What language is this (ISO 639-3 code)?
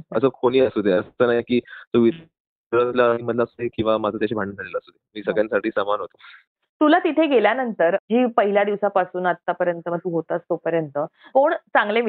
mar